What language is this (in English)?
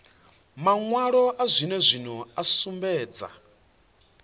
Venda